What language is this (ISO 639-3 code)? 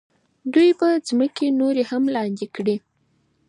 pus